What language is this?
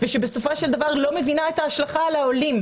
Hebrew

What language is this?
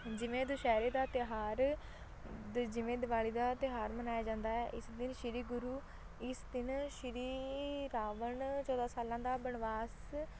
Punjabi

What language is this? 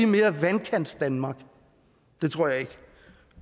Danish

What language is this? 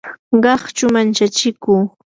Yanahuanca Pasco Quechua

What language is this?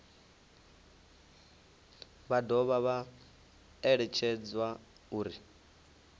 Venda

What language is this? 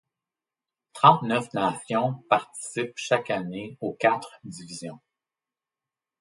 French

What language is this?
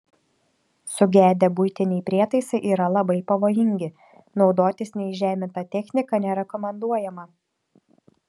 Lithuanian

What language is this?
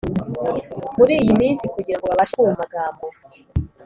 Kinyarwanda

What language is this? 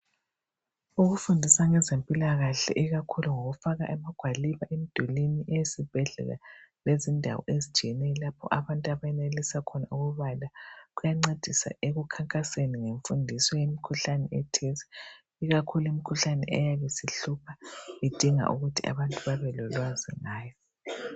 North Ndebele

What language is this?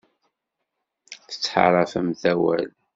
Kabyle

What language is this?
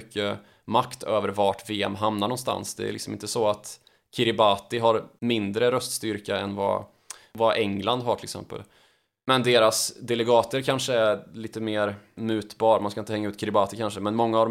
Swedish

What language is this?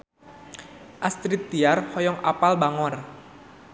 Sundanese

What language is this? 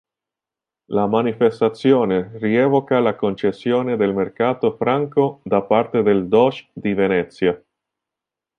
Italian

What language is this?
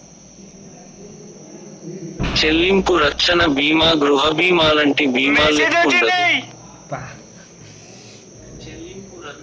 Telugu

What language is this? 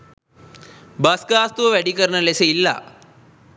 Sinhala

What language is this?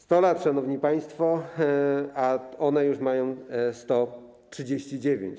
Polish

